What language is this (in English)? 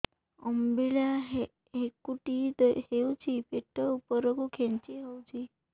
Odia